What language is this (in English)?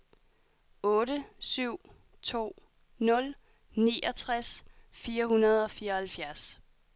Danish